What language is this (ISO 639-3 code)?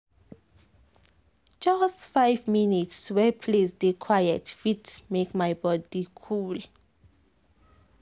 pcm